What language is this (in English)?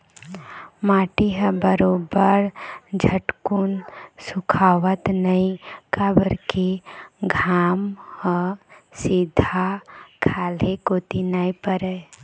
Chhattisgarhi